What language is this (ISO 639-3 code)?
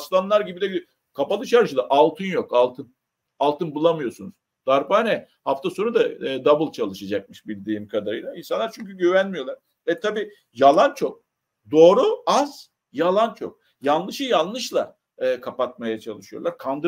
tur